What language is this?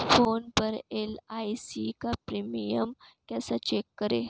Hindi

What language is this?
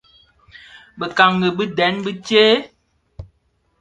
Bafia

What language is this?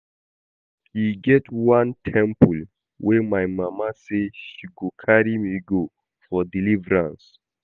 Nigerian Pidgin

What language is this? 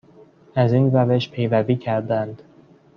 Persian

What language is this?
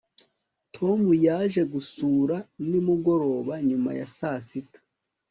Kinyarwanda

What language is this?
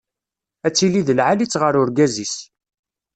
Kabyle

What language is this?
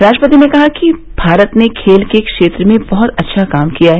Hindi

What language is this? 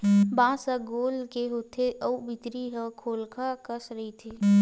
Chhattisgarhi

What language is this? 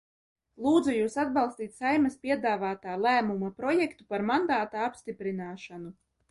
Latvian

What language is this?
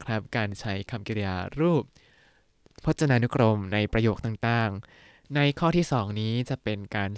Thai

